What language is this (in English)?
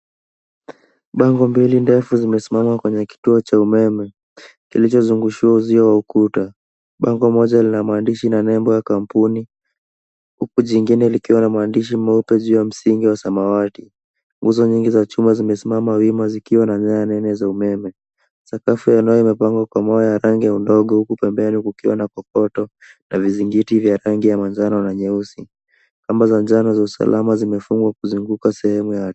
Swahili